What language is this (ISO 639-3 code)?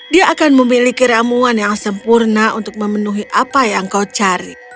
ind